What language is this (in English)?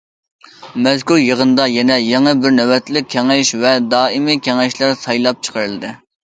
Uyghur